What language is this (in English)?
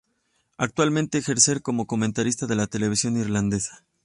Spanish